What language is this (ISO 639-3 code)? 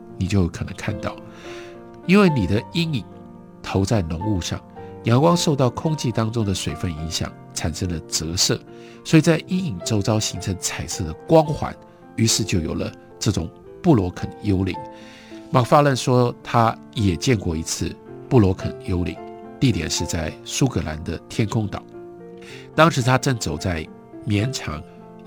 zho